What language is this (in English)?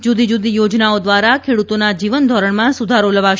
Gujarati